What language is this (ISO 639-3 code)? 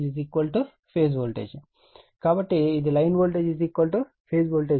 tel